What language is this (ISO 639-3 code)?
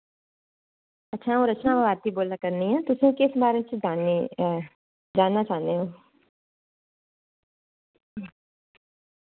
doi